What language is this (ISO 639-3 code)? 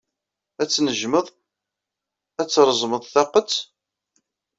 kab